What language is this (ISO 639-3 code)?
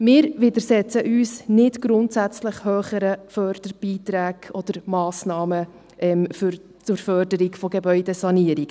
gsw